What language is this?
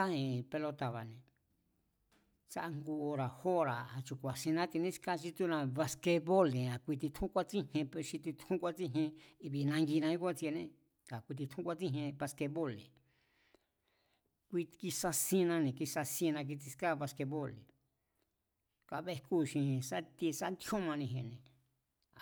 Mazatlán Mazatec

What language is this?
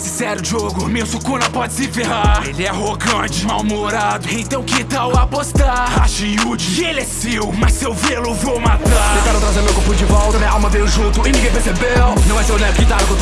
Portuguese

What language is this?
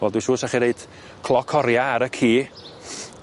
Welsh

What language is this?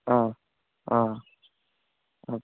Malayalam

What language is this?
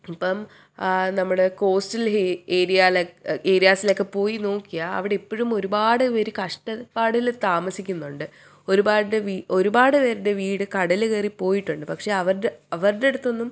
Malayalam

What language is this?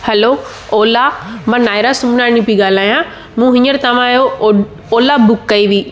Sindhi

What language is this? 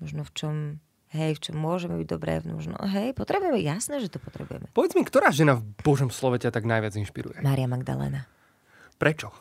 Slovak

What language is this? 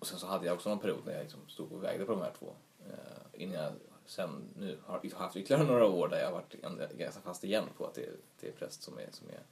Swedish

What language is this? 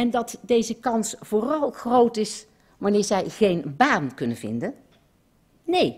Dutch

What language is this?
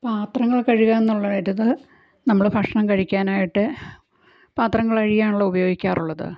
Malayalam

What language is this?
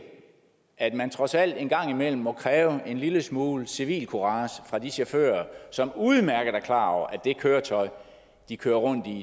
Danish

